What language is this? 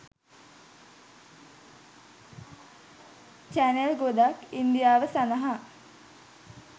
Sinhala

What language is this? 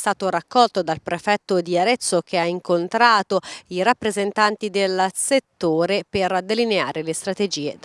Italian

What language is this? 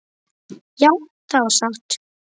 Icelandic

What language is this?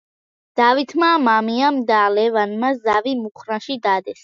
Georgian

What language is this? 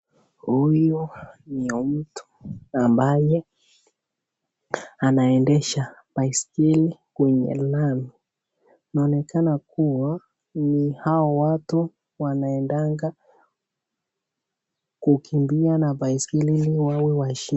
Swahili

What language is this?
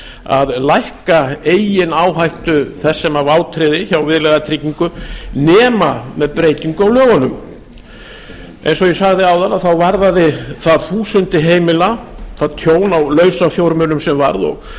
Icelandic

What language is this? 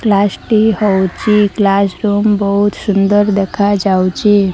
Odia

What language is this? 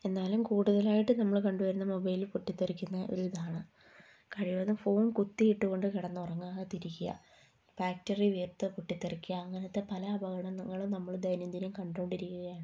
Malayalam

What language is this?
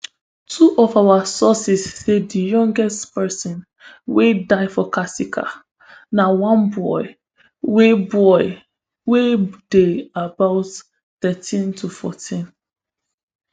Nigerian Pidgin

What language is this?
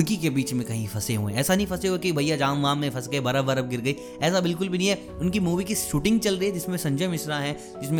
Hindi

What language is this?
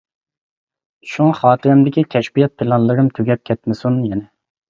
Uyghur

